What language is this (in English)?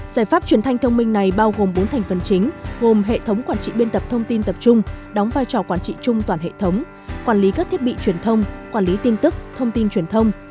Vietnamese